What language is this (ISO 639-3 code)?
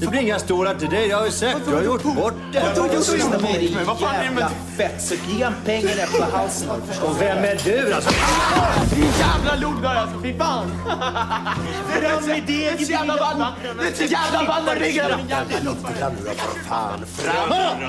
swe